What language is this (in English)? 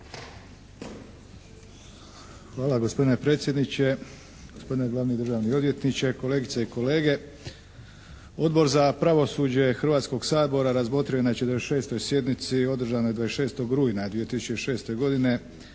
Croatian